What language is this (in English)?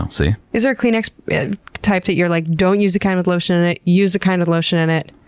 English